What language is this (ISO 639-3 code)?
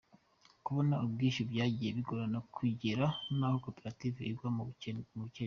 kin